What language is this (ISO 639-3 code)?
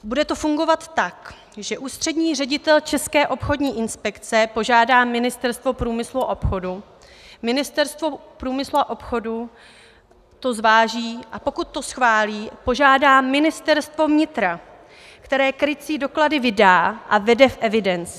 ces